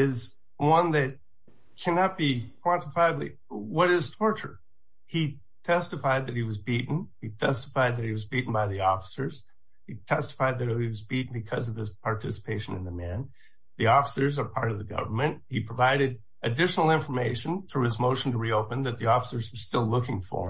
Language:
English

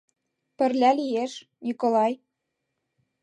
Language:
Mari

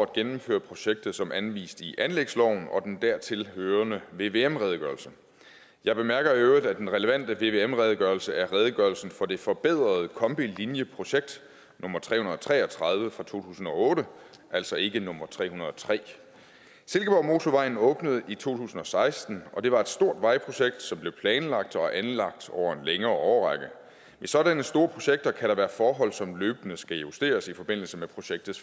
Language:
Danish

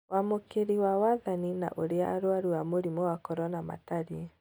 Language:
Kikuyu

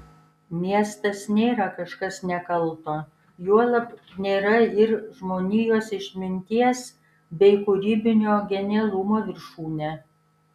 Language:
Lithuanian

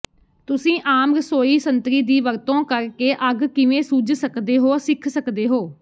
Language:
Punjabi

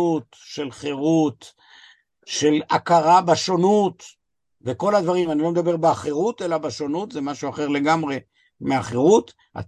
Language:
Hebrew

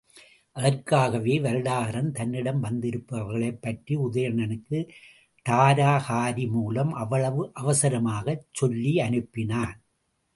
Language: Tamil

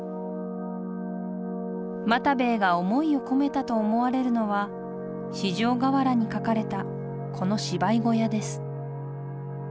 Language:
Japanese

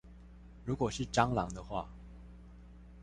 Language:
Chinese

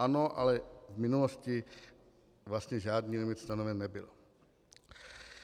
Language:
Czech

